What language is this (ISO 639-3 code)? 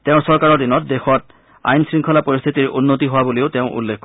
asm